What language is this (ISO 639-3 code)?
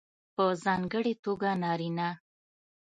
pus